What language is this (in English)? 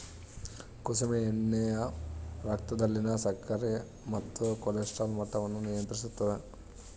Kannada